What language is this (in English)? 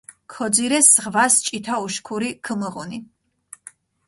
Mingrelian